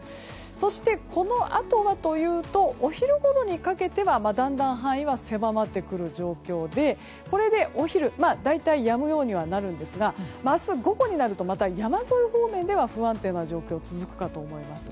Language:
Japanese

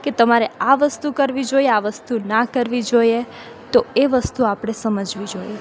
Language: Gujarati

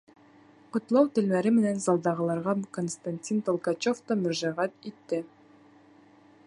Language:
Bashkir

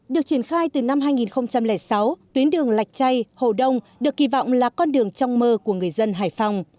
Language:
Vietnamese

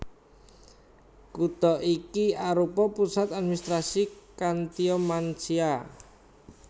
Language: Javanese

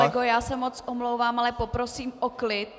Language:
Czech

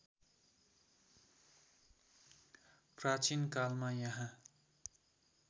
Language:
Nepali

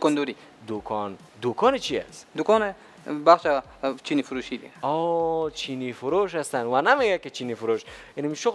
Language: Persian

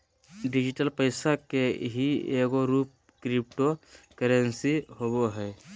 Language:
Magahi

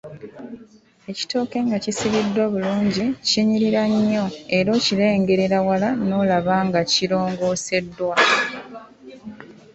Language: Ganda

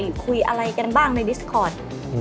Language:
Thai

